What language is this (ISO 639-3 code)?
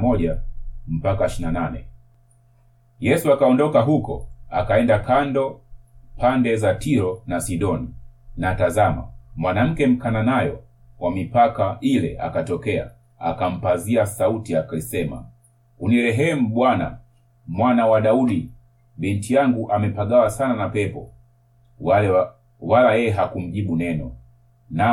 swa